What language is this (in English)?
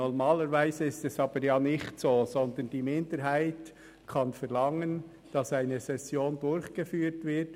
Swiss German